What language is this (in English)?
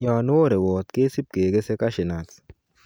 Kalenjin